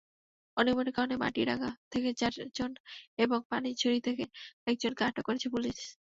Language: Bangla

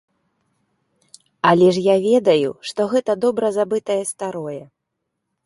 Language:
Belarusian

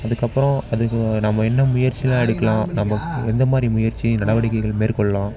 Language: Tamil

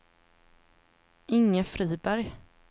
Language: Swedish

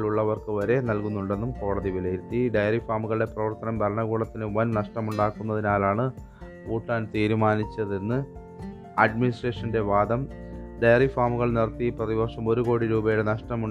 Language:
Malayalam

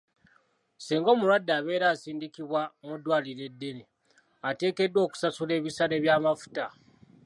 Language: Ganda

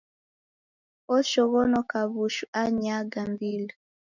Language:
Taita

